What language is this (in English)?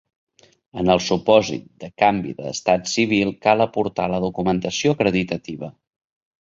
Catalan